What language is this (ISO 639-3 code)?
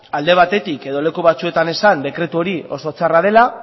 eus